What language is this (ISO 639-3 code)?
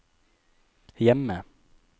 nor